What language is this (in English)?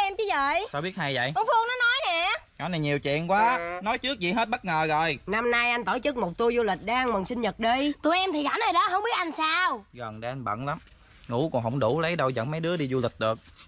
Vietnamese